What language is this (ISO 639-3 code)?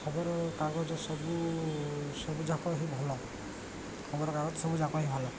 ori